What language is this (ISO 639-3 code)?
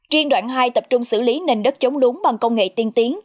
vie